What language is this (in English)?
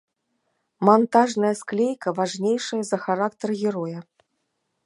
Belarusian